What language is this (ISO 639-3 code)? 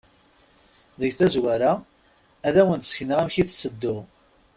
kab